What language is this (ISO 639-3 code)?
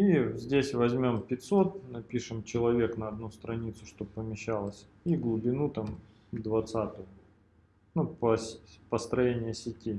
rus